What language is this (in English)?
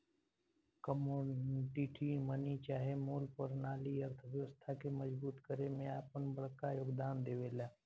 Bhojpuri